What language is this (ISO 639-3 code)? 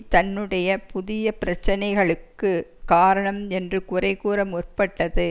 tam